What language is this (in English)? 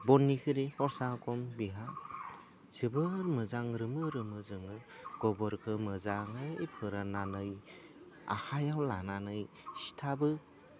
Bodo